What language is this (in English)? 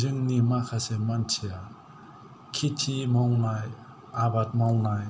Bodo